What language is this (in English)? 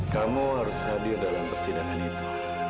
Indonesian